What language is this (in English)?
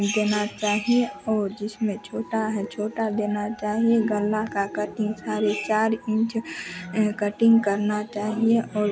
Hindi